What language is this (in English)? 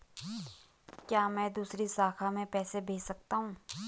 Hindi